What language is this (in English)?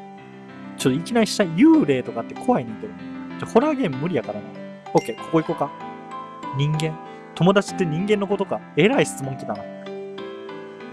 Japanese